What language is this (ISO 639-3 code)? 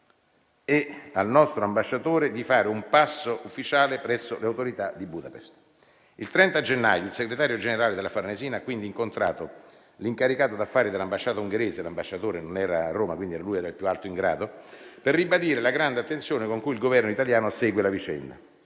ita